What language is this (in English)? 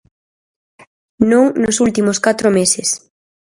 Galician